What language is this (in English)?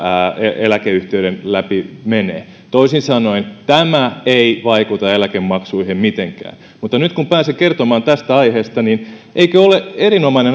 Finnish